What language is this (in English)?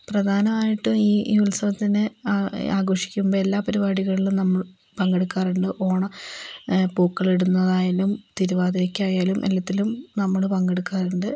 Malayalam